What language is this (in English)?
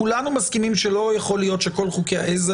Hebrew